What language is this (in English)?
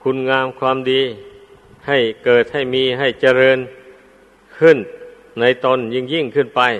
Thai